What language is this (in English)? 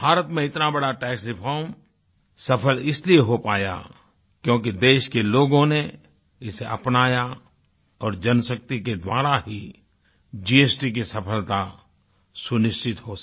Hindi